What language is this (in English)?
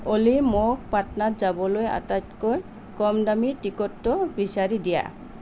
Assamese